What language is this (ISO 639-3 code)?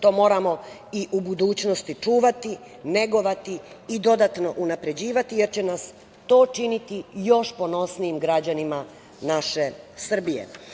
srp